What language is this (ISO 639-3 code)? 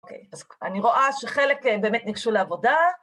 heb